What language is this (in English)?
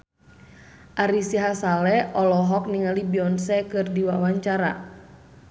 Sundanese